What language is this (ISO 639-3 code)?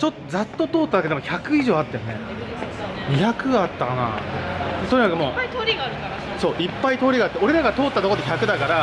jpn